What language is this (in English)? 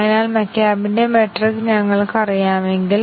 Malayalam